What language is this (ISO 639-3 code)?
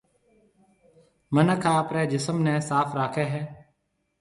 mve